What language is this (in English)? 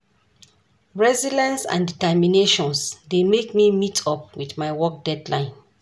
Nigerian Pidgin